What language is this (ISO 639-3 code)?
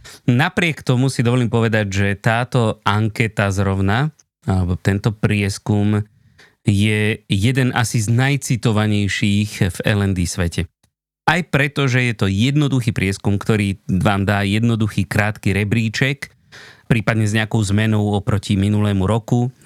slk